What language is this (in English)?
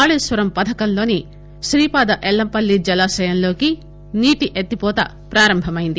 Telugu